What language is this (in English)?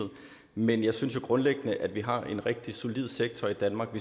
Danish